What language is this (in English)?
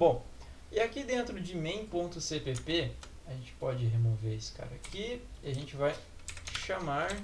Portuguese